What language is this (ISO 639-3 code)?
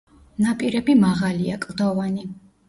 kat